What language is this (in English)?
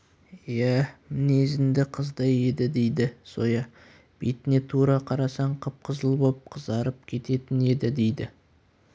Kazakh